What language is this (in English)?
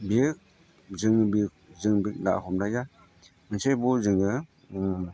Bodo